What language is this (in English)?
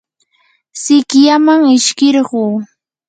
Yanahuanca Pasco Quechua